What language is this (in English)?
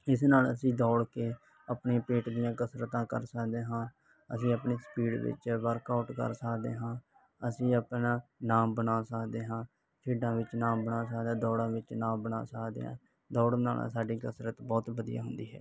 Punjabi